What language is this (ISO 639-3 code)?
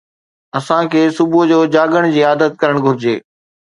snd